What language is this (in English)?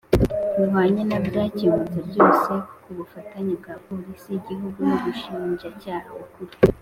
Kinyarwanda